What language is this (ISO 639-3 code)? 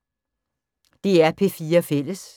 dan